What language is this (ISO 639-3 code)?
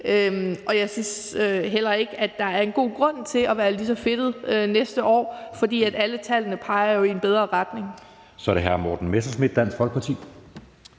dan